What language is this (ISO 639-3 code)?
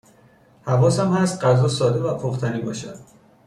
fas